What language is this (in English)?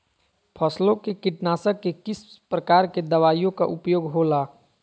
Magahi